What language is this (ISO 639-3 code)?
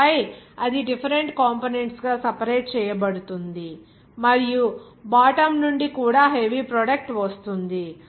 tel